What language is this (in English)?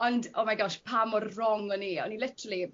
Welsh